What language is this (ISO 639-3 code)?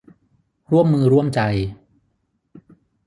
tha